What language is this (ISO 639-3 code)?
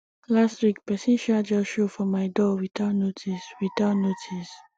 pcm